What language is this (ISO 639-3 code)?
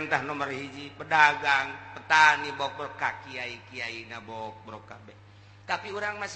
ind